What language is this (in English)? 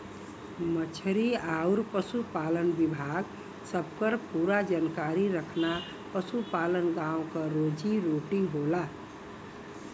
Bhojpuri